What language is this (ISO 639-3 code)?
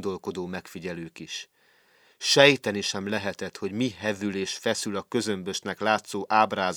hun